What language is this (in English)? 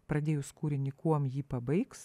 Lithuanian